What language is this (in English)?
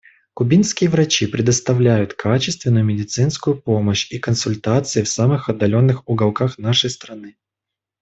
Russian